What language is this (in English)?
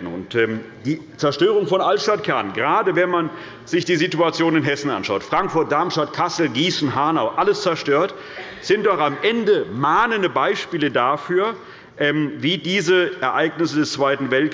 German